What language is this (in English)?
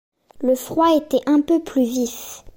French